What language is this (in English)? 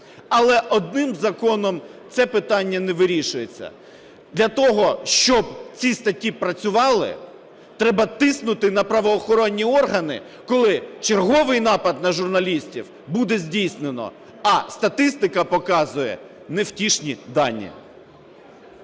Ukrainian